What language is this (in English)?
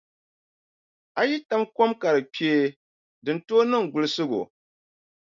Dagbani